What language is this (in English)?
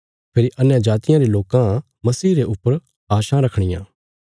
Bilaspuri